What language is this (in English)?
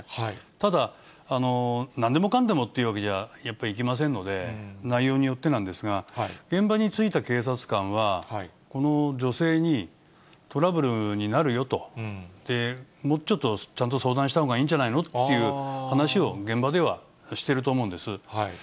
Japanese